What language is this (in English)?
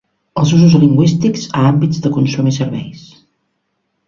Catalan